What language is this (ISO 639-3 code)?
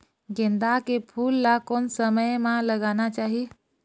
hne